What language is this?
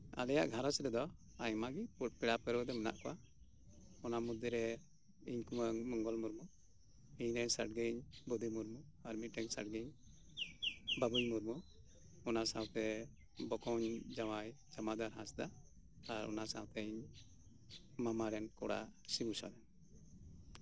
Santali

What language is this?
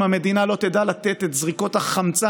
Hebrew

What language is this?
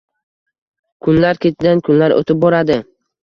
Uzbek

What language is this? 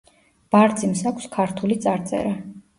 Georgian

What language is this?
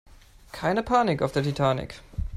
German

